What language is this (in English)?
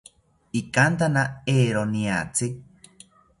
South Ucayali Ashéninka